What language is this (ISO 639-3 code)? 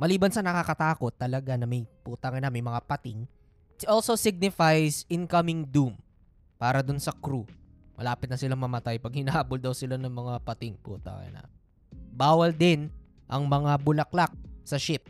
fil